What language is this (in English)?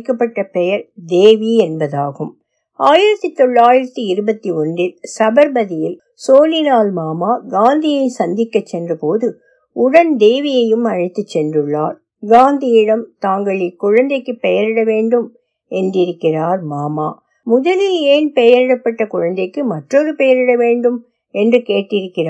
Tamil